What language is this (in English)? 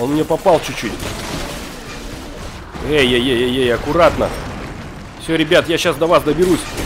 Russian